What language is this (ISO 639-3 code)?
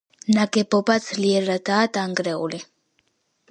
kat